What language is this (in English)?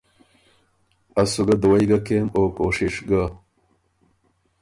Ormuri